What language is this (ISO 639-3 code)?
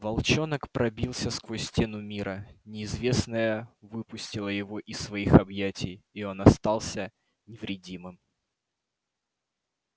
rus